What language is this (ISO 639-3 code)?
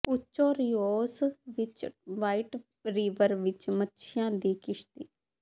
pan